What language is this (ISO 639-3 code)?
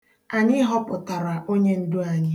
ibo